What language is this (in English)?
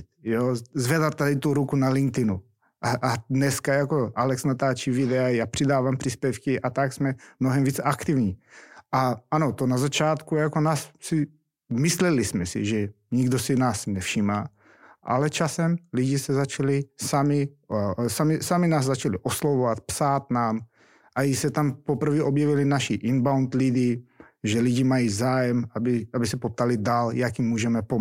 Czech